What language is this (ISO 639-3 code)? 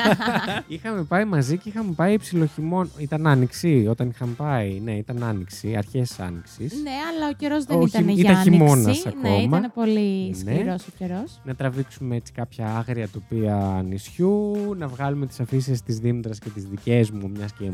ell